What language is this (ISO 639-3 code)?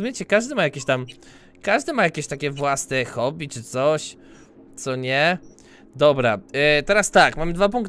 pol